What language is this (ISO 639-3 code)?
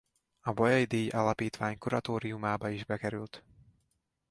hun